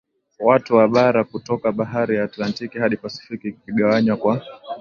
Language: Swahili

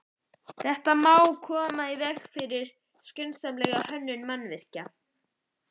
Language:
Icelandic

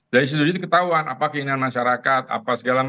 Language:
Indonesian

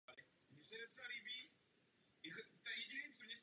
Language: Czech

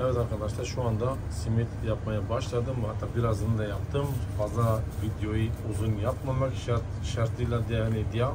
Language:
Turkish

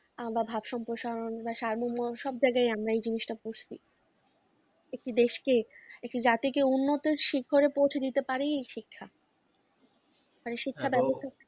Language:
Bangla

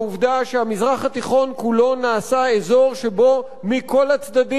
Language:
Hebrew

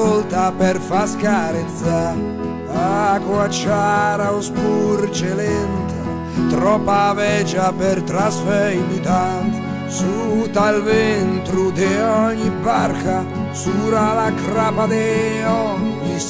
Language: Italian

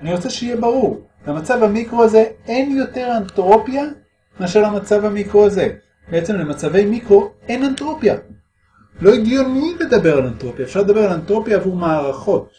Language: Hebrew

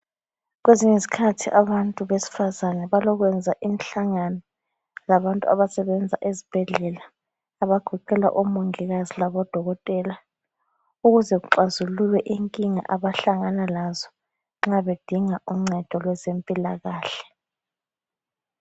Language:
North Ndebele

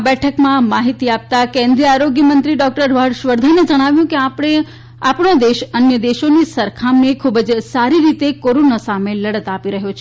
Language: Gujarati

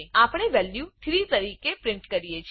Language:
Gujarati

